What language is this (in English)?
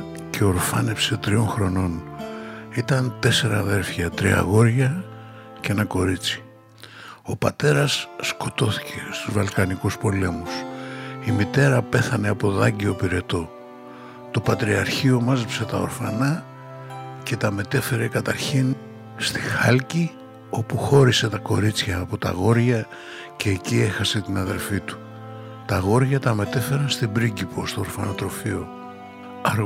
Greek